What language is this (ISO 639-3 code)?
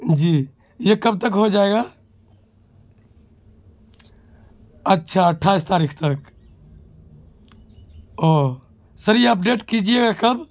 urd